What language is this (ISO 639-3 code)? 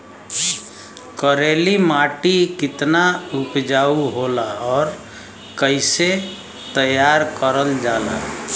bho